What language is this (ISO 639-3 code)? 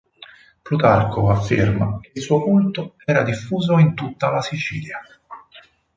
ita